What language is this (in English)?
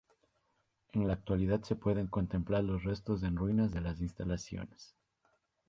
Spanish